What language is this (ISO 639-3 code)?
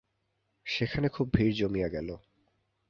ben